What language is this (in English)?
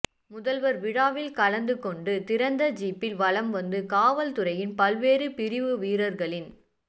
Tamil